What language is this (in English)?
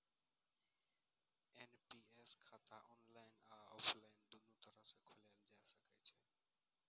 Maithili